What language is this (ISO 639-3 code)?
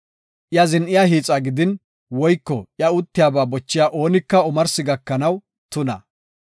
gof